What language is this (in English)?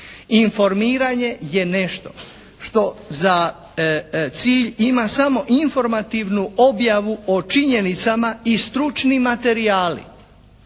Croatian